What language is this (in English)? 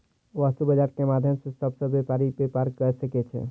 Maithili